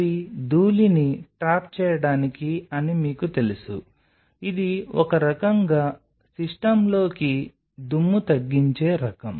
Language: Telugu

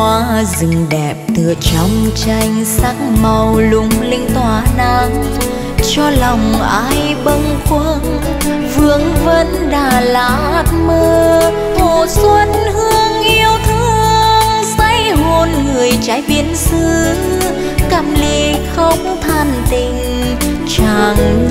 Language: Vietnamese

